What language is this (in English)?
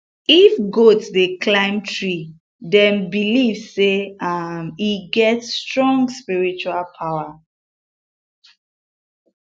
Nigerian Pidgin